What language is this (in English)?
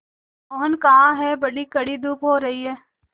Hindi